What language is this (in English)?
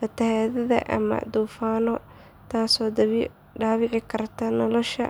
Somali